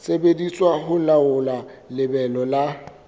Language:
Southern Sotho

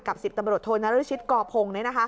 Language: Thai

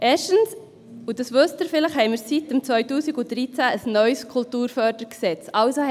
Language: Swiss German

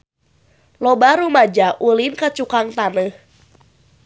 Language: Sundanese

